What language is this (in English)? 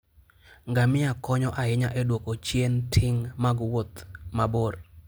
Luo (Kenya and Tanzania)